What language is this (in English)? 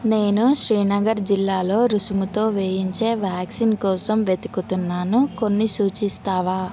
Telugu